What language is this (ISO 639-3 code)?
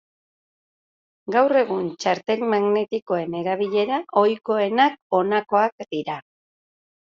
eus